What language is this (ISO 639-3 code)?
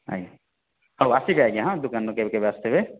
ori